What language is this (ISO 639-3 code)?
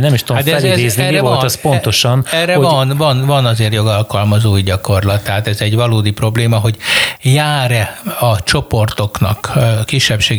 hun